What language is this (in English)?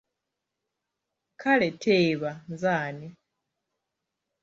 Ganda